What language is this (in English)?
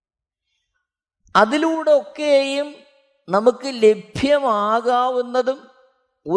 Malayalam